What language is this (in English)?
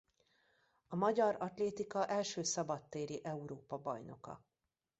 Hungarian